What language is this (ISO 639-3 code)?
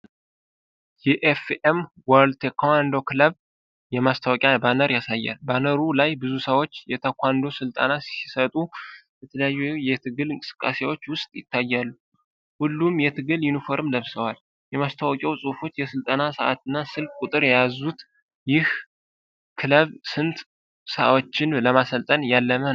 amh